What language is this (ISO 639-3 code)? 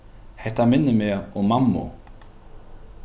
fao